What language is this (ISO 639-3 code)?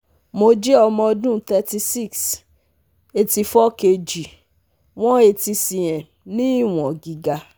yor